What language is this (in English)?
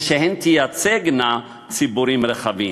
Hebrew